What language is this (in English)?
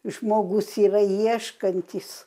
Lithuanian